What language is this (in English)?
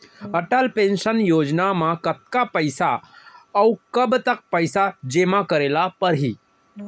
Chhattisgarhi